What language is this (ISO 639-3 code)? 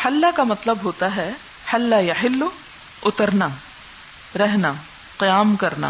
urd